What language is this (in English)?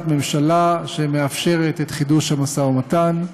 Hebrew